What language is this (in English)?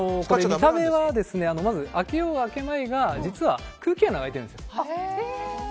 Japanese